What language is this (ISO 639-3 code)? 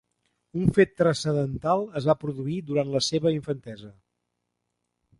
cat